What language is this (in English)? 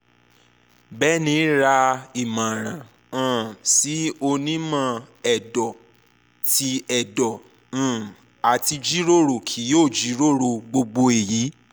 Yoruba